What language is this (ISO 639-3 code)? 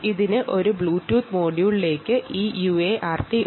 mal